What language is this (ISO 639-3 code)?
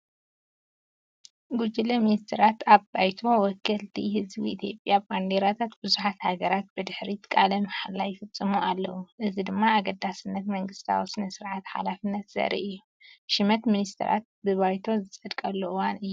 tir